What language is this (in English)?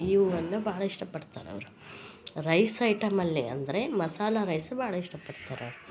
Kannada